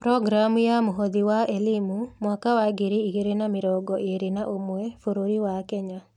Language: Kikuyu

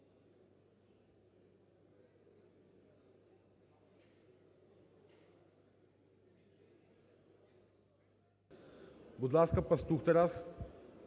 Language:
Ukrainian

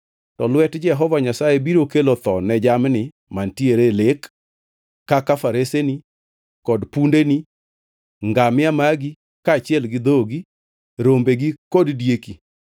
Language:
Luo (Kenya and Tanzania)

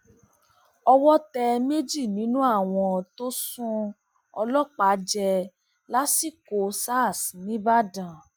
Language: Yoruba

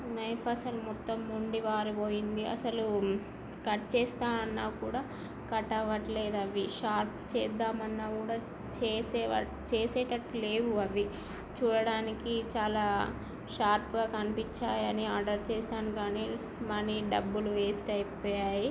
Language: Telugu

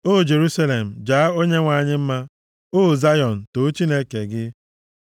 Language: Igbo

